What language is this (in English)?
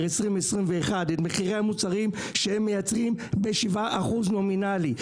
Hebrew